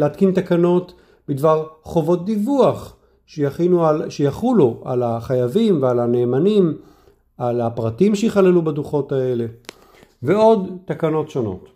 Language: Hebrew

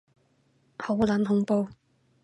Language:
Cantonese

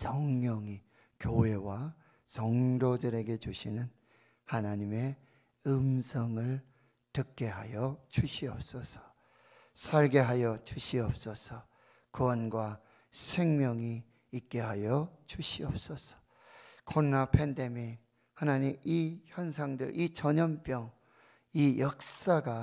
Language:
Korean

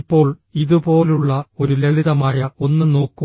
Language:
Malayalam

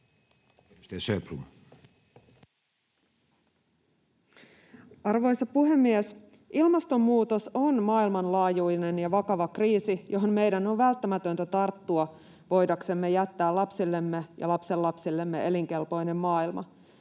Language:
Finnish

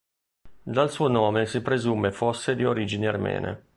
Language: Italian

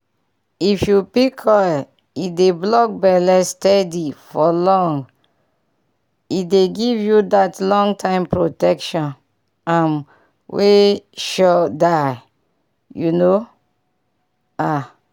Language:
Nigerian Pidgin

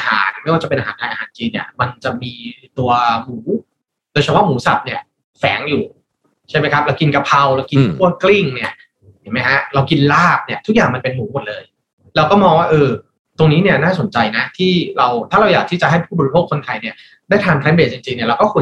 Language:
Thai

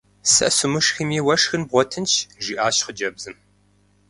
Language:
Kabardian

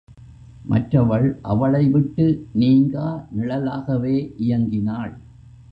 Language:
Tamil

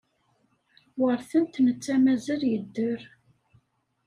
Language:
Kabyle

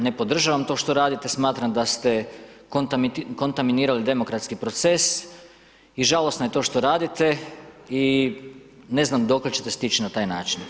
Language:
Croatian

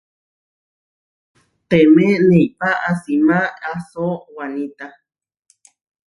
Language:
Huarijio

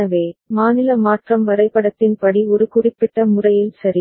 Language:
Tamil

